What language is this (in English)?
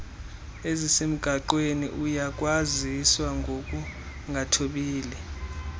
Xhosa